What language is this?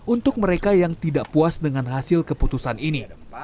Indonesian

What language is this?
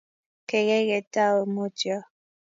Kalenjin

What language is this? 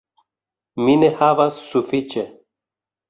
Esperanto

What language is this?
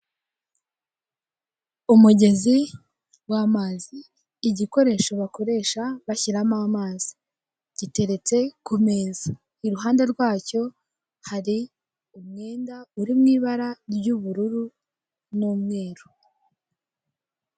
Kinyarwanda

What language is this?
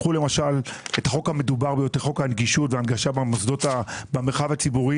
Hebrew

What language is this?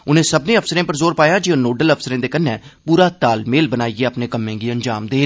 Dogri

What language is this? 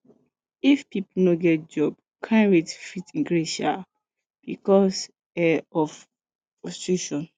Nigerian Pidgin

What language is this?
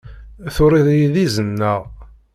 Kabyle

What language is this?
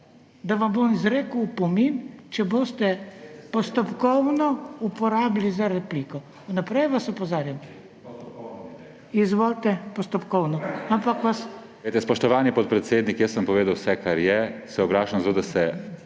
Slovenian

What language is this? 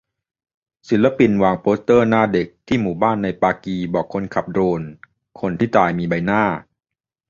Thai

